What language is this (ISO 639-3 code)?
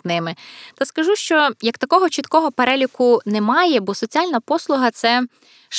ukr